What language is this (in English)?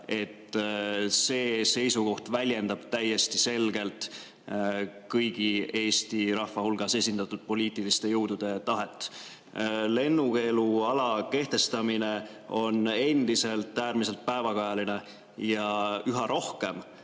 Estonian